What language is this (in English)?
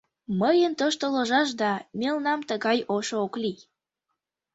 Mari